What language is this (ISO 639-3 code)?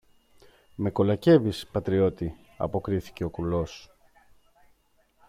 ell